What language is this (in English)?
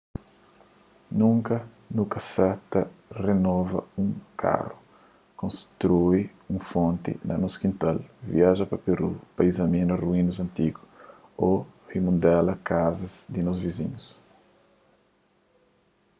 Kabuverdianu